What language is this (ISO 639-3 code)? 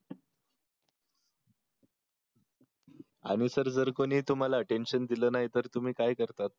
mar